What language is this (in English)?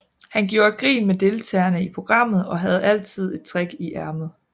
Danish